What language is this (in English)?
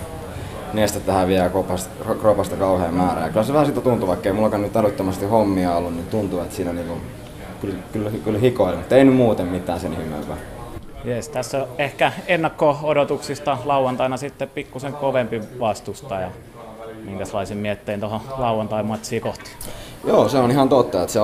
Finnish